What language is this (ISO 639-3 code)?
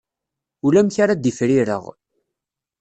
kab